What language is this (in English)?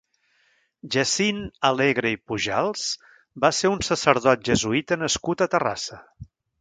Catalan